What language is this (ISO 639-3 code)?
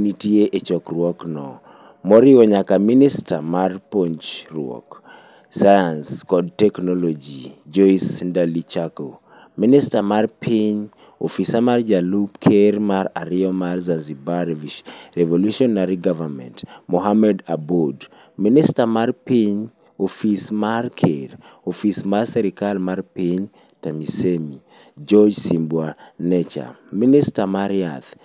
luo